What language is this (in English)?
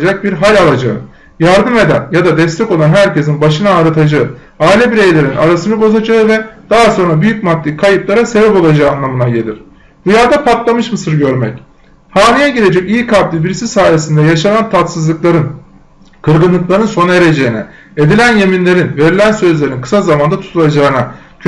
Turkish